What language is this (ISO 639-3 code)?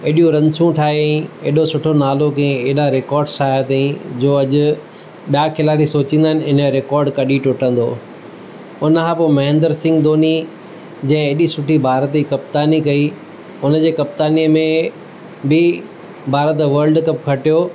snd